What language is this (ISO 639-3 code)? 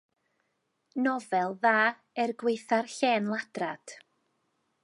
cym